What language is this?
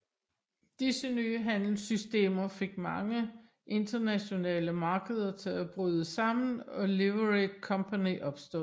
Danish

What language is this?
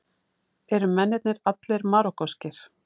Icelandic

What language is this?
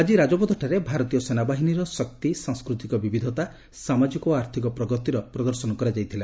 Odia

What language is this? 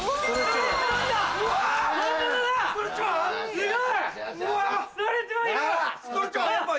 Japanese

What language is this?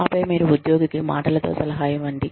Telugu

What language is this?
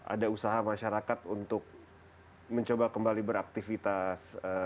Indonesian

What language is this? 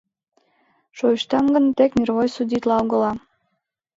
Mari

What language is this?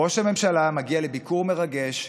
Hebrew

